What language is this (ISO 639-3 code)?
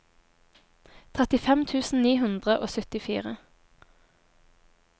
nor